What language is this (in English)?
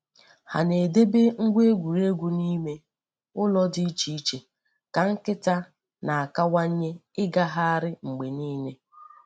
Igbo